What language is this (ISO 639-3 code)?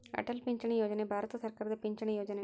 kan